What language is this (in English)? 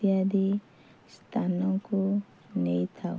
Odia